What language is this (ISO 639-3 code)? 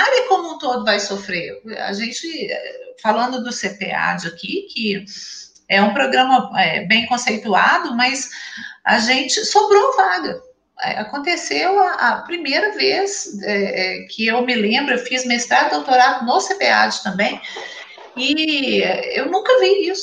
por